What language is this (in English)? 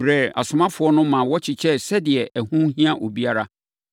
Akan